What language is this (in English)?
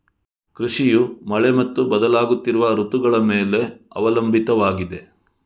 Kannada